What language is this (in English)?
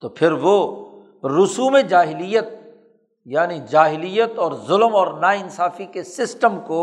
Urdu